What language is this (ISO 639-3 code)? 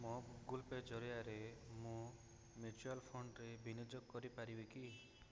ori